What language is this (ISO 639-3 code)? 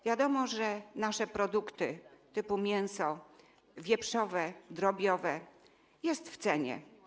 pol